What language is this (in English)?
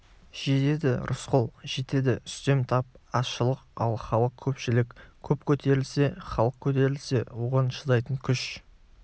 Kazakh